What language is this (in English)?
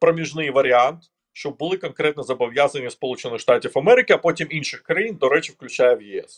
Ukrainian